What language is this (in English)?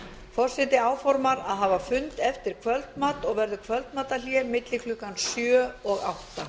Icelandic